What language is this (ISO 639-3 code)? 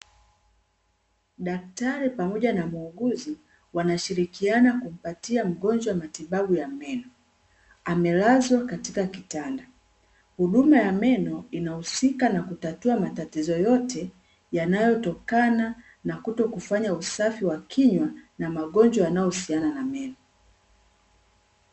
swa